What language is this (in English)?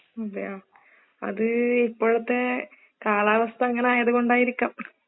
Malayalam